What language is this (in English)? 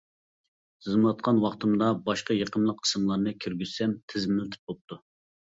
Uyghur